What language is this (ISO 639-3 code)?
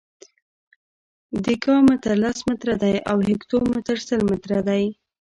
pus